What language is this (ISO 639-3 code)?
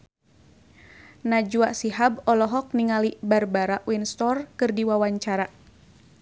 sun